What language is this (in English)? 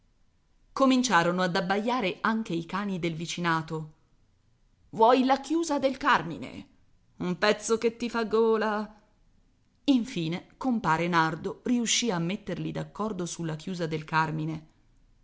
Italian